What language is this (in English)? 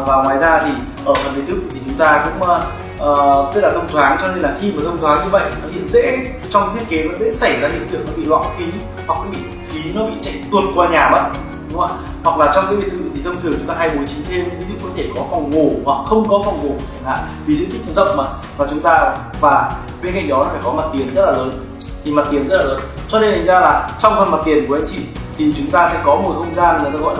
Vietnamese